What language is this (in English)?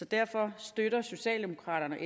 Danish